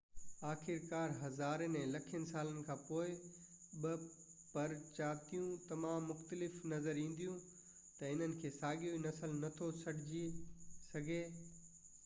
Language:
Sindhi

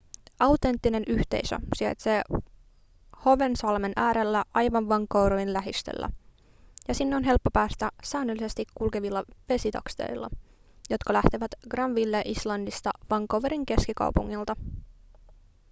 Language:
Finnish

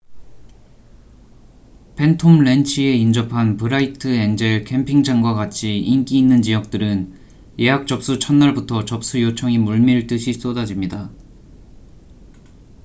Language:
Korean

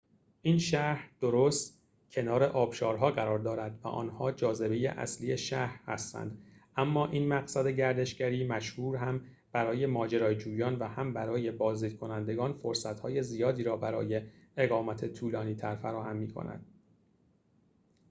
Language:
Persian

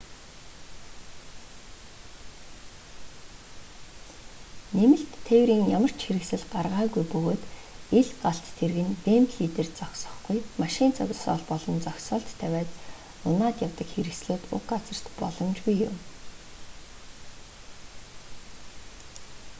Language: Mongolian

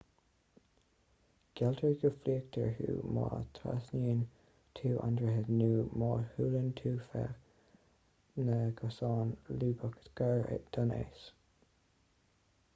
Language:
Irish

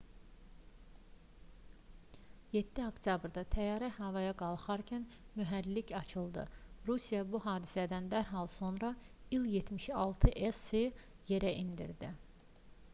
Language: Azerbaijani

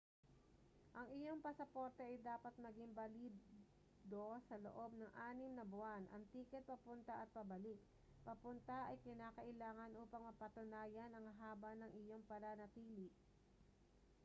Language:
Filipino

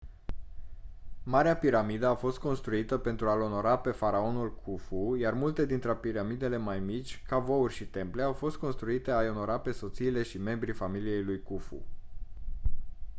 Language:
Romanian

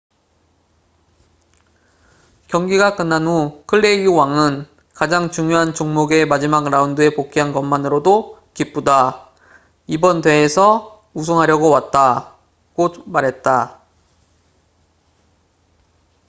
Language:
Korean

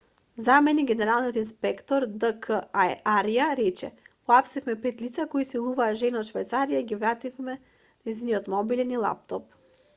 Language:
Macedonian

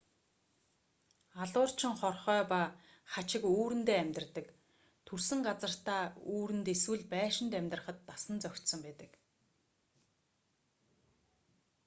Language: Mongolian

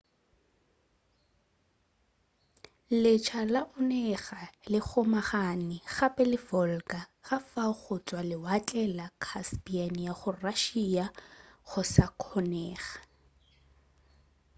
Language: Northern Sotho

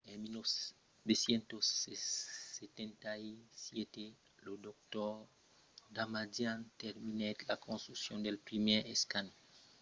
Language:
Occitan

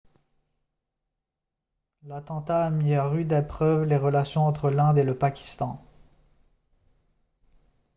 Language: French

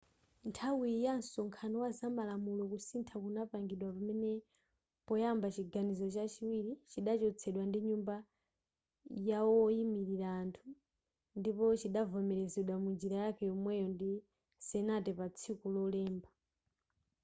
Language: Nyanja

